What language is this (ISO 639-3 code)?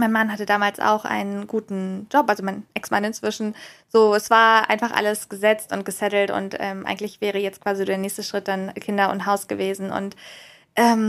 deu